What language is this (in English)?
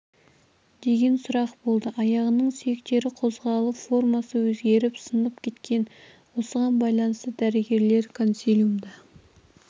Kazakh